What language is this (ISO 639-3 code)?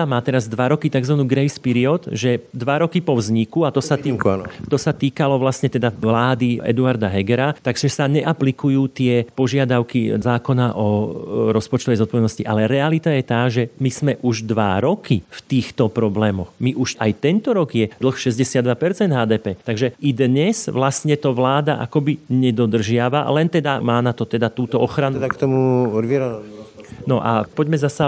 slk